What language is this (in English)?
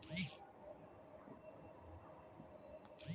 Maithili